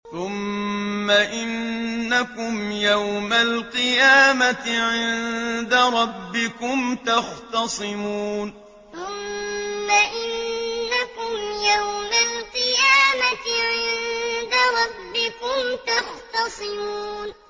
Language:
Arabic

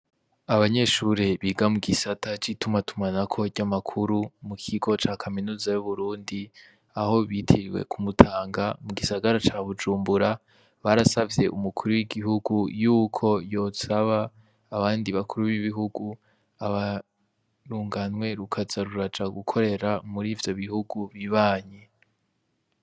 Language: Rundi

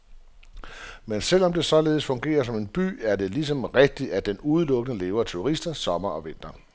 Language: Danish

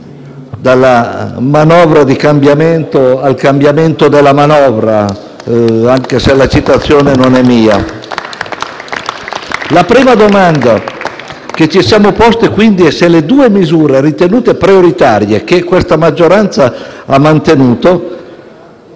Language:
Italian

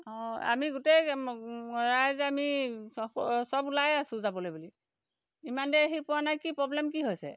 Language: Assamese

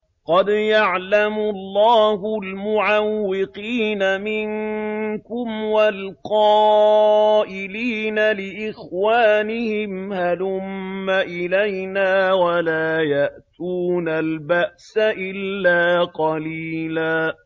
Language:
Arabic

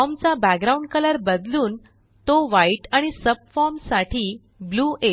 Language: Marathi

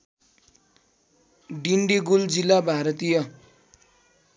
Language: Nepali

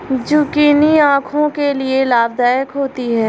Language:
Hindi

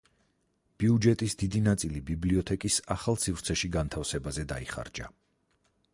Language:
Georgian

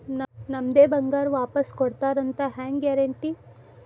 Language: Kannada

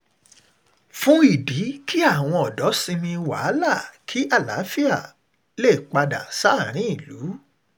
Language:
Yoruba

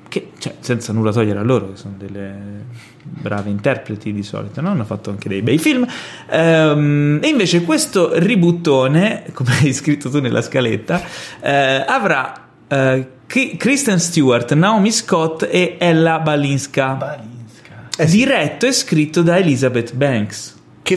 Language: Italian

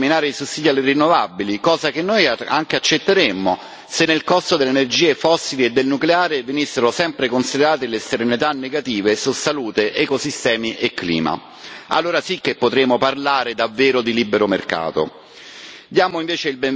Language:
Italian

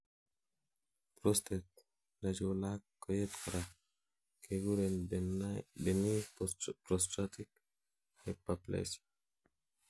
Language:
Kalenjin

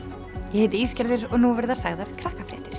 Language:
Icelandic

